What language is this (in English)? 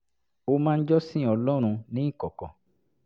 Yoruba